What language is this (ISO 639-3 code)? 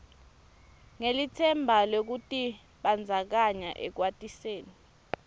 ssw